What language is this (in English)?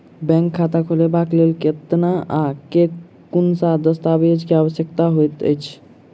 Maithili